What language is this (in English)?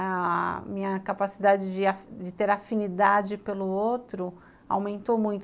Portuguese